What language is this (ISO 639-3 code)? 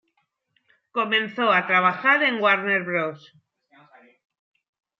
spa